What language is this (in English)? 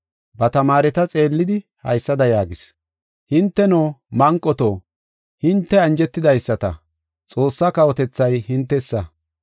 Gofa